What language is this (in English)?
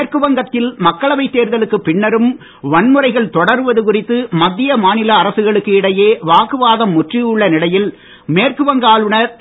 Tamil